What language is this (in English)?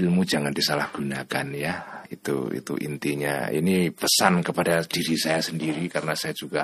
Indonesian